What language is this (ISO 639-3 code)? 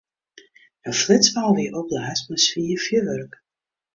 fry